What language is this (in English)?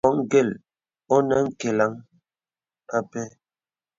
Bebele